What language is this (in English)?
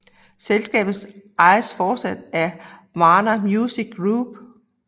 Danish